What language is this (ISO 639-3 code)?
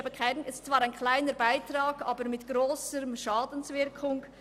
gsw